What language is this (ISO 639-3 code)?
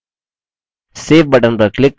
hin